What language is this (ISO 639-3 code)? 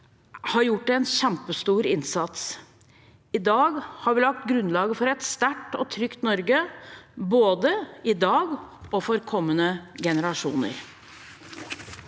nor